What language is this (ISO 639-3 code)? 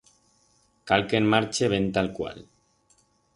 arg